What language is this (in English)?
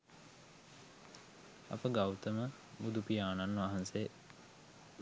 Sinhala